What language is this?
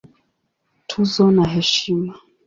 Swahili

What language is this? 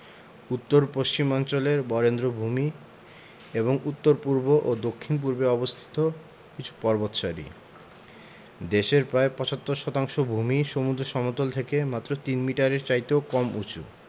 Bangla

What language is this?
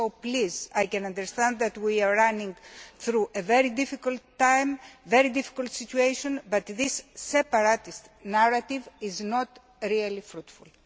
English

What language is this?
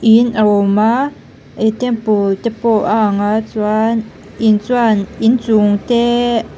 Mizo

